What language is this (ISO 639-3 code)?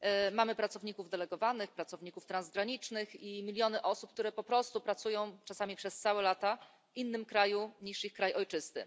pol